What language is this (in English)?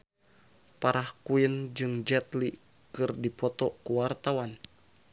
Sundanese